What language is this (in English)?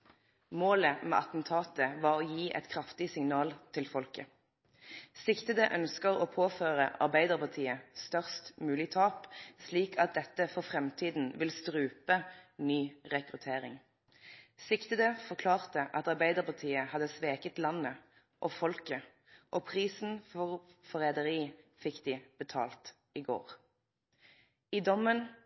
Norwegian Nynorsk